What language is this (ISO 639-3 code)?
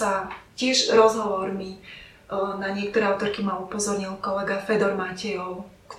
slk